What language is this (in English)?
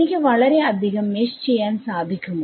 Malayalam